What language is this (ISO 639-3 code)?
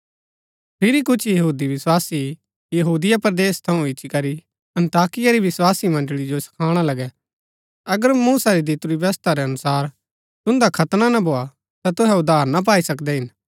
gbk